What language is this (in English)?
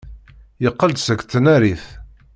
Kabyle